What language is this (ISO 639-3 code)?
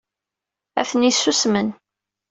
kab